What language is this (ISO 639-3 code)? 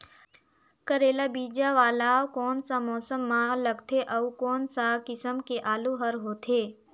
hne